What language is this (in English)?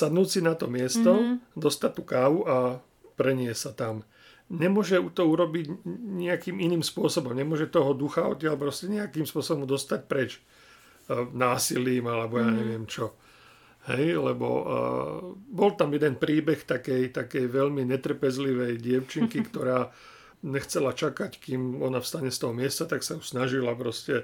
Slovak